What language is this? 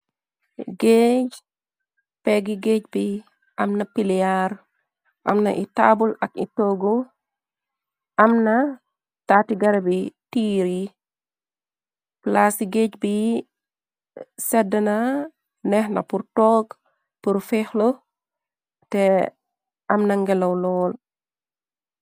Wolof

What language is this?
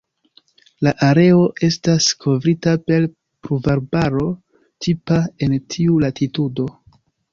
Esperanto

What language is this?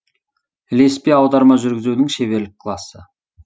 Kazakh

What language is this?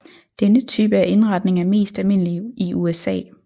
Danish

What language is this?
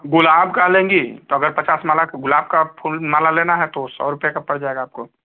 Hindi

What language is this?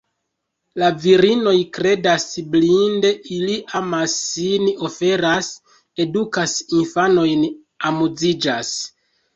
Esperanto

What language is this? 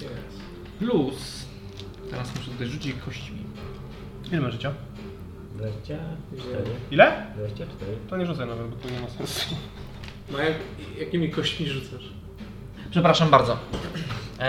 Polish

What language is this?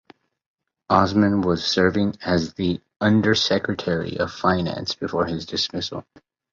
English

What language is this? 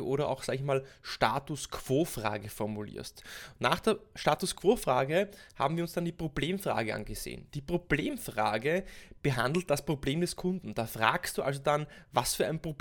German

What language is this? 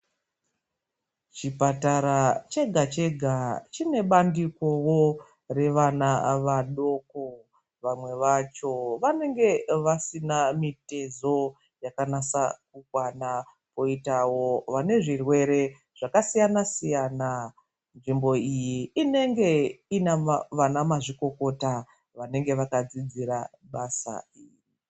Ndau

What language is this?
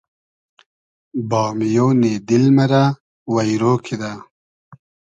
Hazaragi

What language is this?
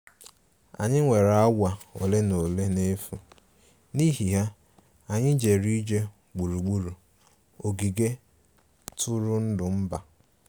Igbo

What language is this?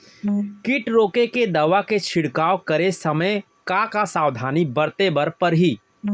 Chhattisgarhi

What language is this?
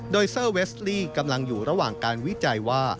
Thai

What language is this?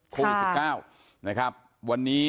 Thai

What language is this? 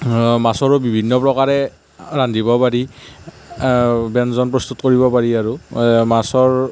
Assamese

